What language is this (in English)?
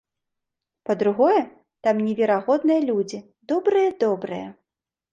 Belarusian